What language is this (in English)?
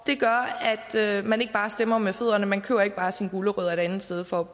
Danish